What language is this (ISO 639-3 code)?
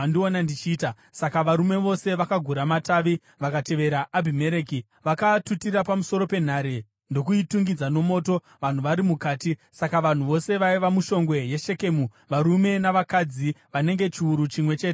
sna